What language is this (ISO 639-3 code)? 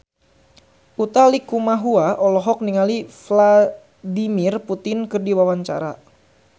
sun